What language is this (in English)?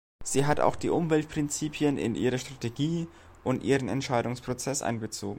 German